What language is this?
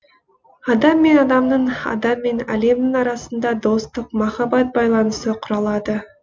Kazakh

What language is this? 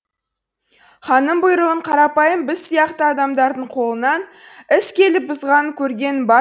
Kazakh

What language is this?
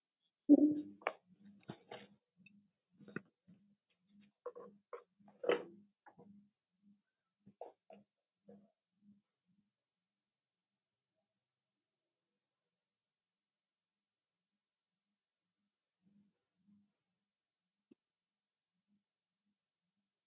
Marathi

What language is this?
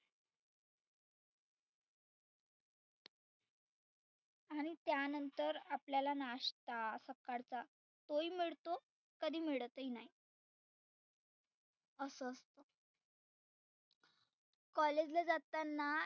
Marathi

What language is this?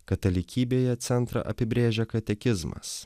Lithuanian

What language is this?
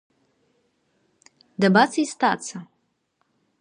Abkhazian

